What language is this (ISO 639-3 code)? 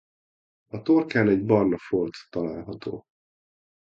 hun